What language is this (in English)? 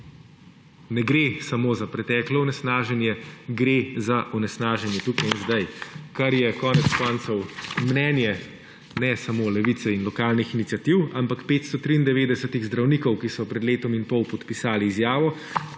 Slovenian